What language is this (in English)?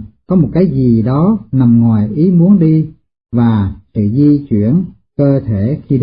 Vietnamese